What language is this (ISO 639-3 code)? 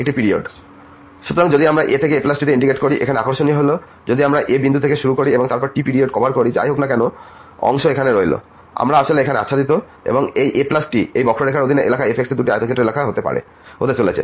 ben